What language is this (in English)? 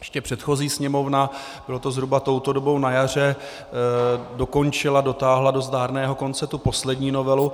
Czech